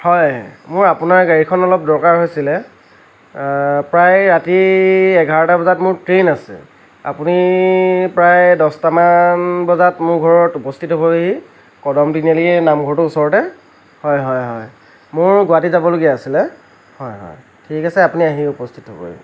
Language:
Assamese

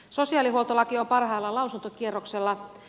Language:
Finnish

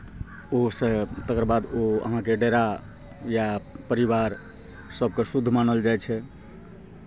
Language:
Maithili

